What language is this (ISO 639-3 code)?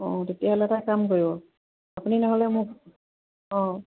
asm